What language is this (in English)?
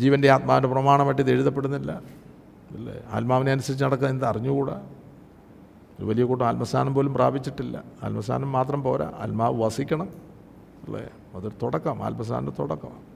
Malayalam